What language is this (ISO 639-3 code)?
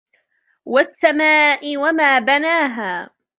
ara